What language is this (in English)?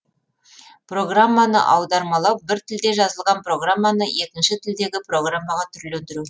Kazakh